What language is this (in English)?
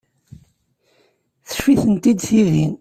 Kabyle